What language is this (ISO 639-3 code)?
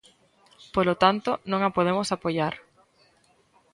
glg